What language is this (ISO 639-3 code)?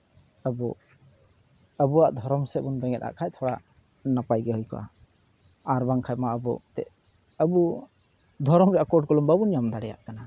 sat